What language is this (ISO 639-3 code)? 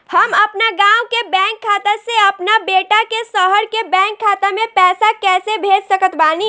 bho